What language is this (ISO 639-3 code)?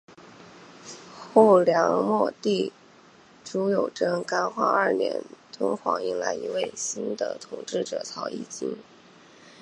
zho